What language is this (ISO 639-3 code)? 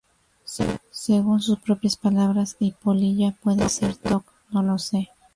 spa